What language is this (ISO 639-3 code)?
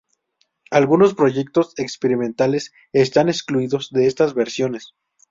spa